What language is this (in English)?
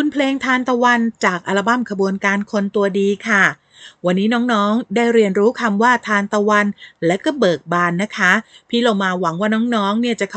Thai